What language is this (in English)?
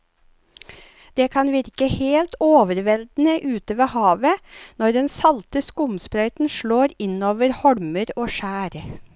Norwegian